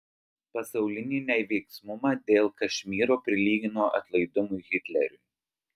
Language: Lithuanian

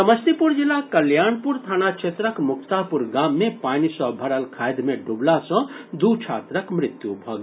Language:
Maithili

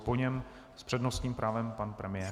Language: Czech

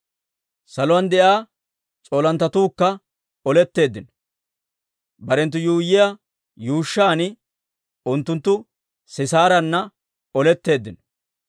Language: Dawro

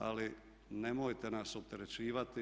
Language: Croatian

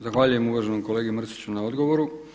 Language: Croatian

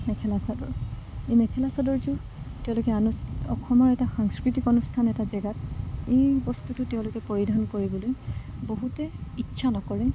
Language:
Assamese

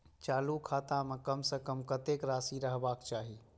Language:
Maithili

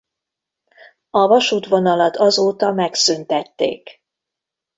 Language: Hungarian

